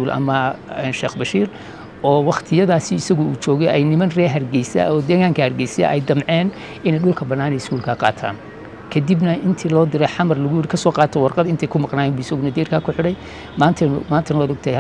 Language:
Arabic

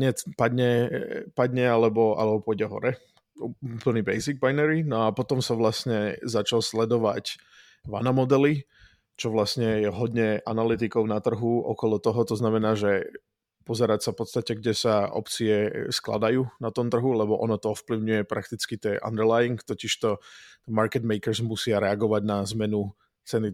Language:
Czech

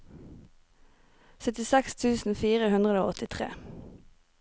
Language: Norwegian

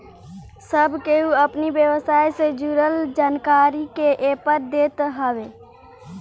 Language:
Bhojpuri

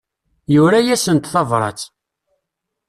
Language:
Kabyle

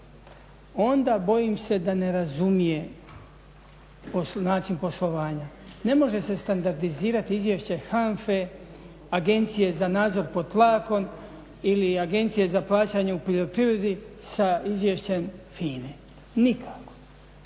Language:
Croatian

